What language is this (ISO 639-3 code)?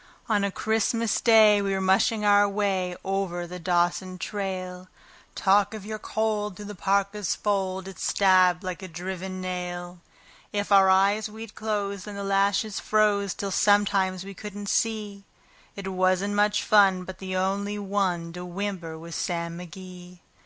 eng